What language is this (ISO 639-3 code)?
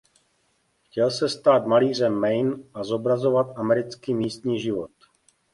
ces